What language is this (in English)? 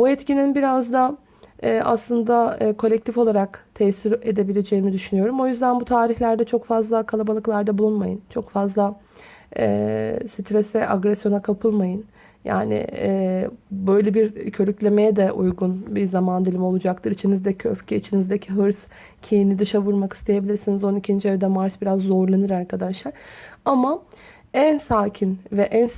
Turkish